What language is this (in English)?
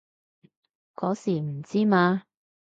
Cantonese